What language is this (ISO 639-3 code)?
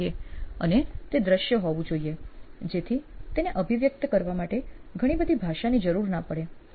guj